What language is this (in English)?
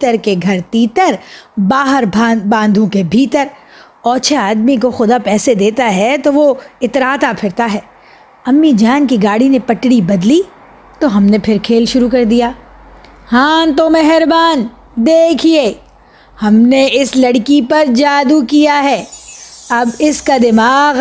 Urdu